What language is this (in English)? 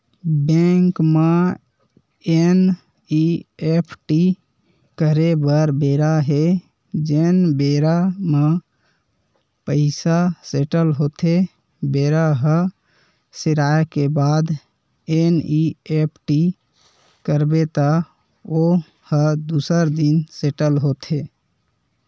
Chhattisgarhi